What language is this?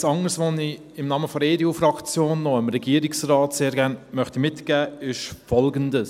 Swiss German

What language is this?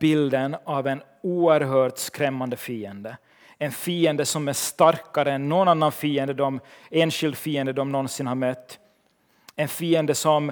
Swedish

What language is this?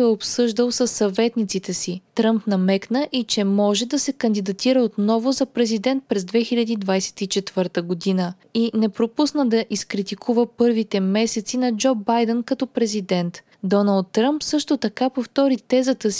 Bulgarian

